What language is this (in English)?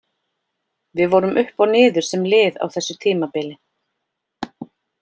Icelandic